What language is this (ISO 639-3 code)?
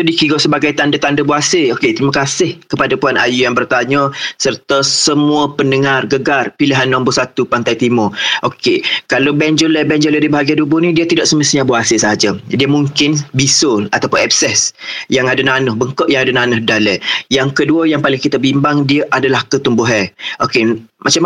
msa